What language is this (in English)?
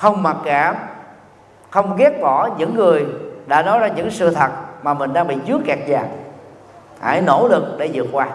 Vietnamese